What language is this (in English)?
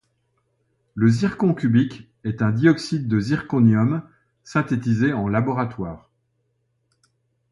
French